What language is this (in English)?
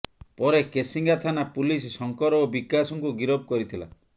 Odia